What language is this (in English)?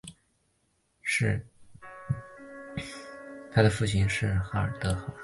Chinese